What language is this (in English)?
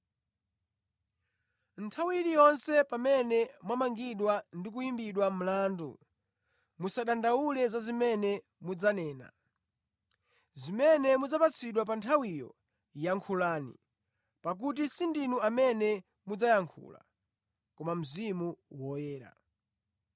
Nyanja